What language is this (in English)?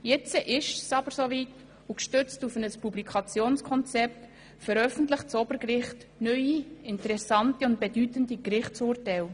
Swiss German